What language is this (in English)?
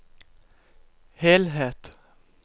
Norwegian